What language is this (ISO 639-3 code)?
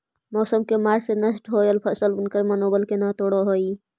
mag